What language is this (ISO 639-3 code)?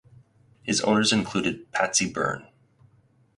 eng